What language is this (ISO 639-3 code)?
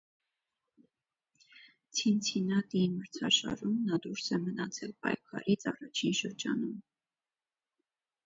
hye